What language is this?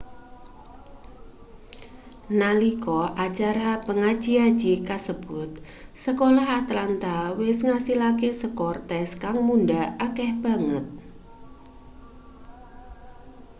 Javanese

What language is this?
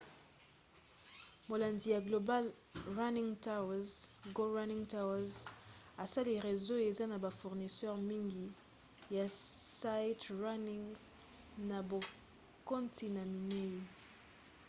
Lingala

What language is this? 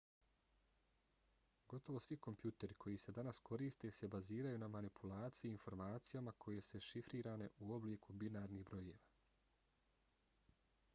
Bosnian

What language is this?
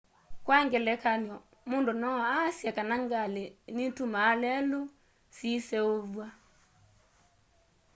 Kamba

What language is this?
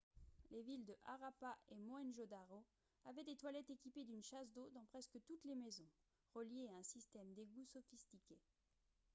French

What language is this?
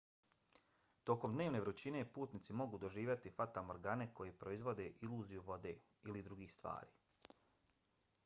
Bosnian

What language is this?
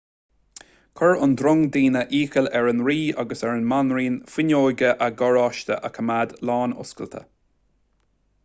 Irish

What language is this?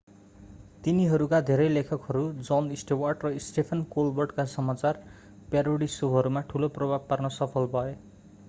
Nepali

